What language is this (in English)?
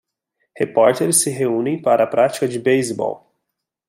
Portuguese